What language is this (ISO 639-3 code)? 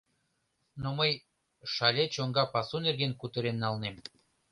chm